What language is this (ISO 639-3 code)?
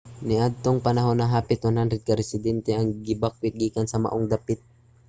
ceb